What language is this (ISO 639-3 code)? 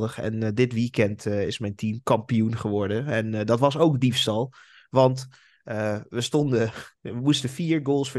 nld